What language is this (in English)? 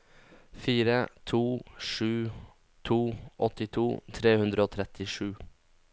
Norwegian